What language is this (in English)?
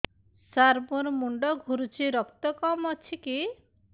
Odia